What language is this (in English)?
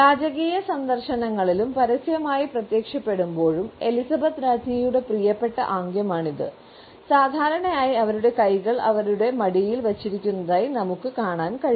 Malayalam